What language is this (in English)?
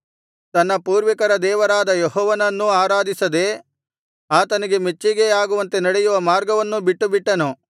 Kannada